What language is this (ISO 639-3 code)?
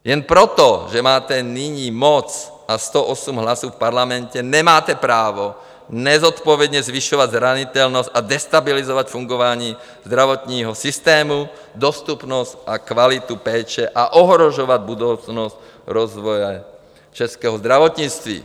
ces